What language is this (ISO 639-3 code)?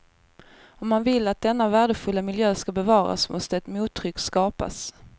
swe